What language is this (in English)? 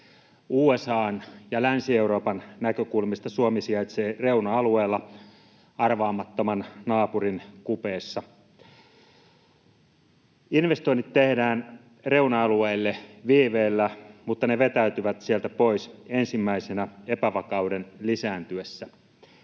Finnish